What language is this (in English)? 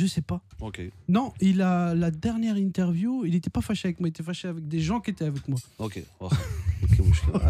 French